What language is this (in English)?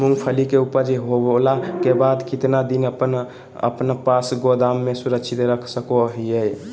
Magahi